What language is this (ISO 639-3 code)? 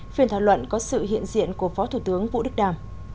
vie